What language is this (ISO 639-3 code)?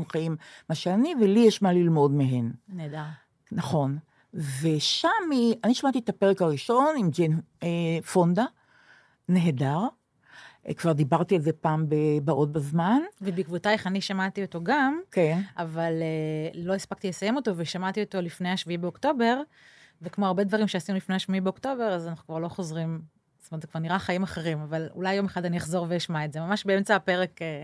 heb